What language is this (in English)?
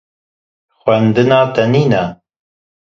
Kurdish